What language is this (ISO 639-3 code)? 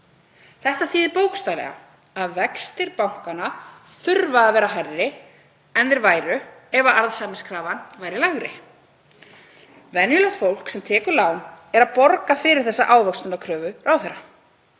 isl